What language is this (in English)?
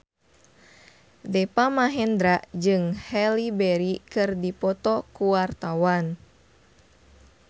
Sundanese